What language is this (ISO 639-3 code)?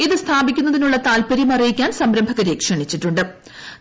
mal